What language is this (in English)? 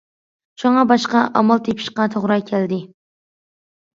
Uyghur